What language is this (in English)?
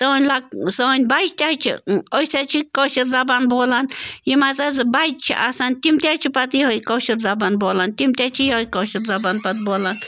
Kashmiri